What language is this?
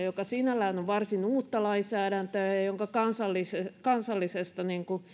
Finnish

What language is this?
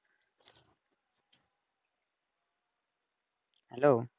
Bangla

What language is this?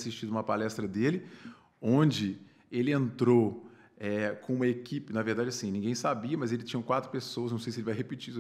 Portuguese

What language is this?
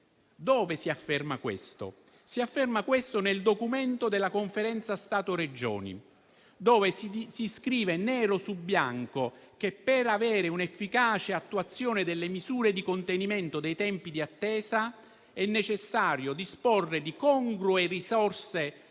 Italian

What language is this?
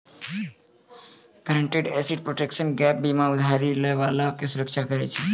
Maithili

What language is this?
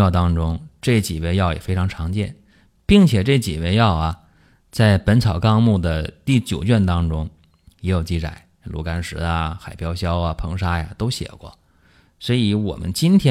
Chinese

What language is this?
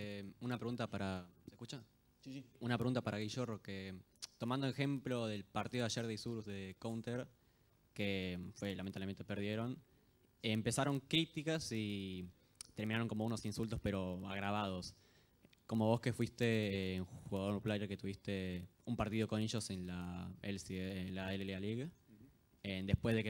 Spanish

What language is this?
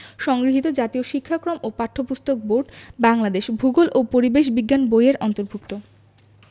Bangla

